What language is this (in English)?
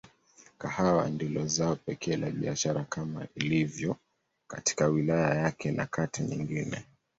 Swahili